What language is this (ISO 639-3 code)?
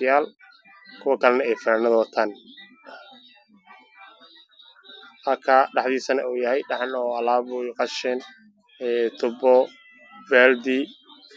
som